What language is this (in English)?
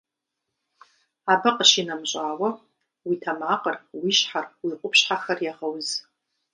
Kabardian